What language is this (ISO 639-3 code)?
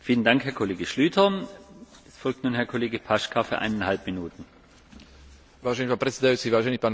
slk